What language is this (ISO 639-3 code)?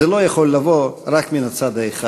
heb